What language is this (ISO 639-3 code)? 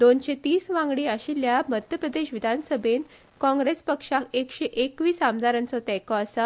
kok